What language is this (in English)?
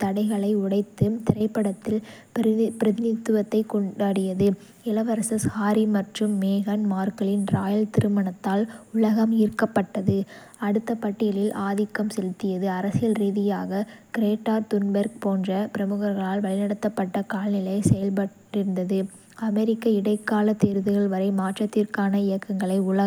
Kota (India)